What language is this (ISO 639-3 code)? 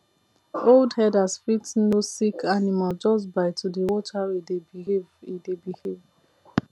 pcm